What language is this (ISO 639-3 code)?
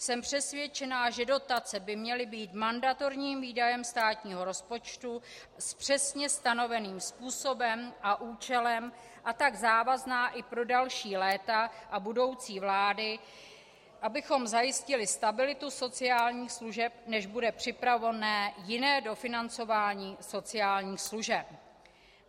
ces